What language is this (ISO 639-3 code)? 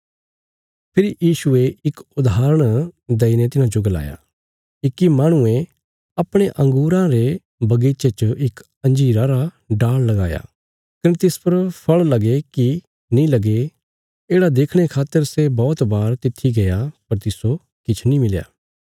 kfs